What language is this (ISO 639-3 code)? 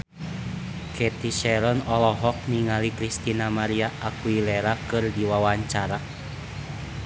sun